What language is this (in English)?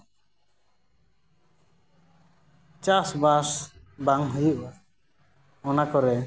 Santali